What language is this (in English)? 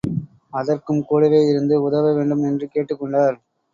Tamil